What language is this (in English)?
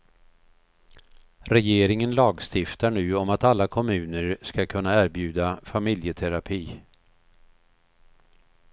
Swedish